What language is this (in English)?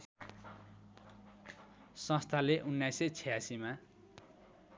Nepali